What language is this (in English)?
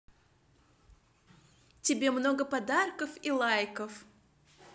Russian